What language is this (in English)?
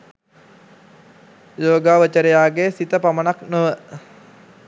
Sinhala